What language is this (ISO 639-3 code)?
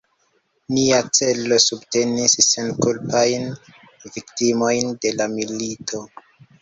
epo